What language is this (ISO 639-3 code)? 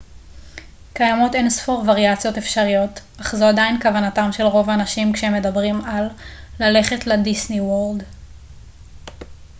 heb